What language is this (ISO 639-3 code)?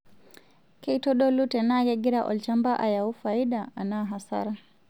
mas